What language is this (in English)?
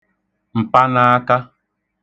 Igbo